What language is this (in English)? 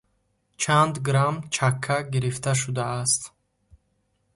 Tajik